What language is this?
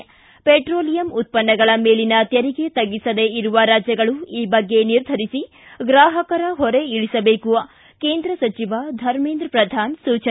Kannada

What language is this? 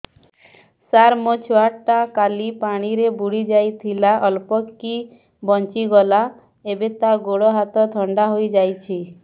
Odia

